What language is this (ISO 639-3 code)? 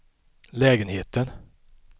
swe